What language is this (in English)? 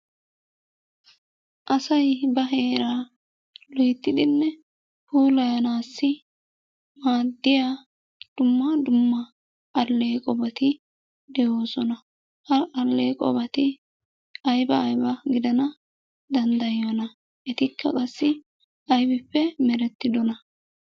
Wolaytta